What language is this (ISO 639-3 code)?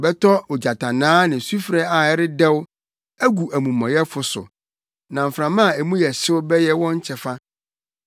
aka